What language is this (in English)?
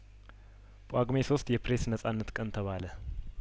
Amharic